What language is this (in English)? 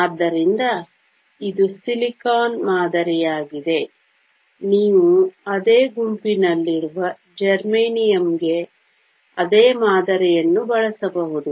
Kannada